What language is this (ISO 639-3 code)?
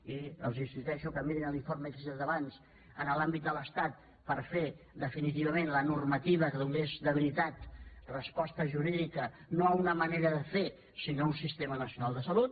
cat